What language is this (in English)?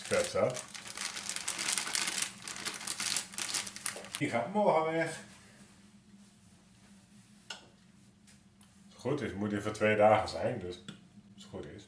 Dutch